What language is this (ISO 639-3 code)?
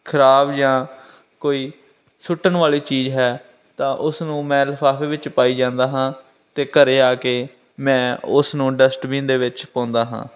pan